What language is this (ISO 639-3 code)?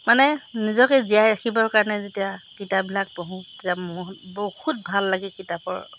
asm